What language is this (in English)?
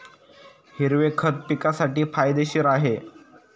Marathi